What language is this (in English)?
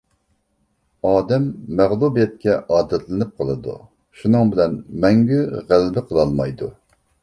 Uyghur